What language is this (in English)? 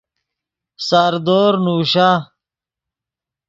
Yidgha